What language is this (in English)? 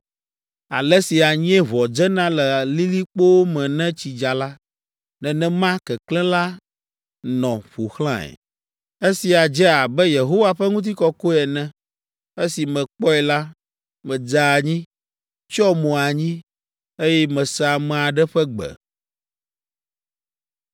Ewe